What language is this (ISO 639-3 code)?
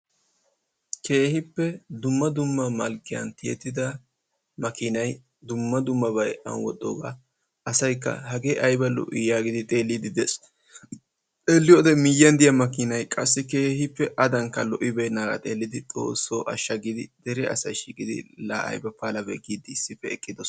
wal